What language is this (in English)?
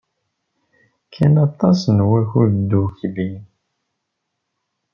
Kabyle